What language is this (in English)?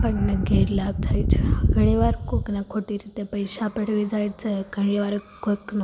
Gujarati